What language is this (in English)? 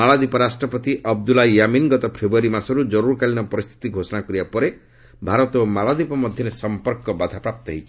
Odia